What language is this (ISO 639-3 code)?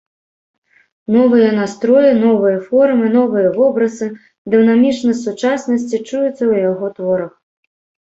bel